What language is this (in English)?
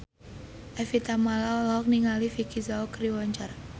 Sundanese